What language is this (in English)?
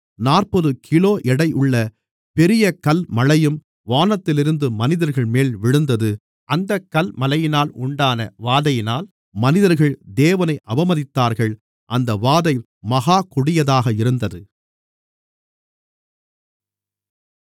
Tamil